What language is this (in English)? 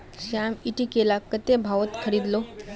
Magahi